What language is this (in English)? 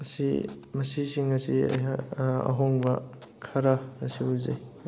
Manipuri